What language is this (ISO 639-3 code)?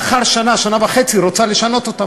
heb